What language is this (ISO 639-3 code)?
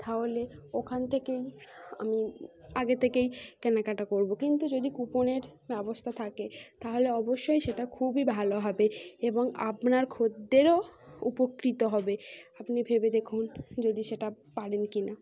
ben